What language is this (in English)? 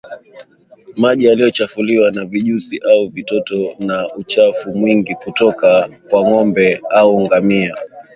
Swahili